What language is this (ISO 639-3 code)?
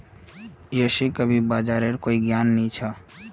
mag